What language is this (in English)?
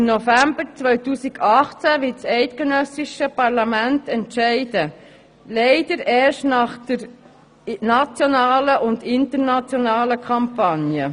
Swiss German